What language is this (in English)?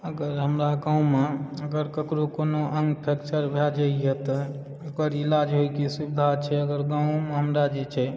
Maithili